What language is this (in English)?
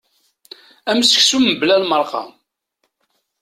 Kabyle